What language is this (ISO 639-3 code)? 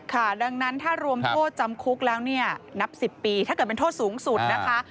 tha